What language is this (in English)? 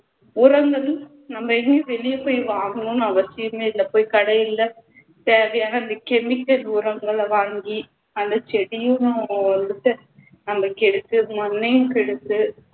Tamil